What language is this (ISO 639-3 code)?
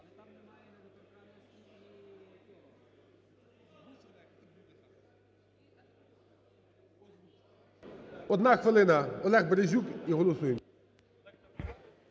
ukr